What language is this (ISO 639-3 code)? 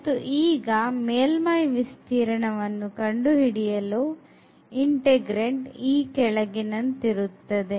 kan